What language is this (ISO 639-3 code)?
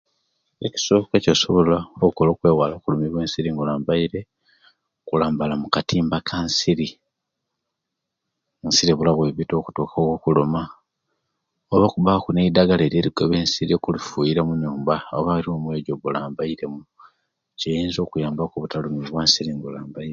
lke